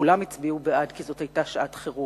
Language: Hebrew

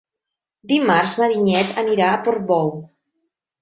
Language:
Catalan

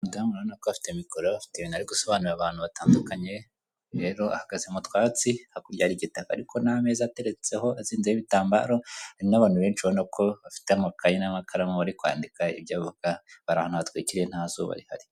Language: Kinyarwanda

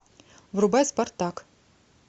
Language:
Russian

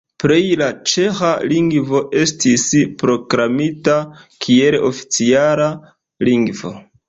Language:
Esperanto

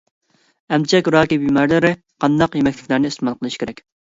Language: Uyghur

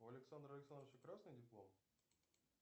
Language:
Russian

